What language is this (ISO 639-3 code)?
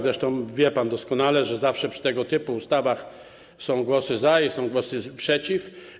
pol